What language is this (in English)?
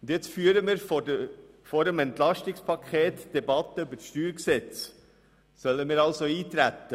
Swiss German